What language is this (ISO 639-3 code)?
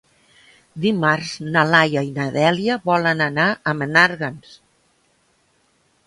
cat